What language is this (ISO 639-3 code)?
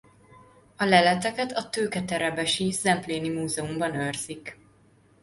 hun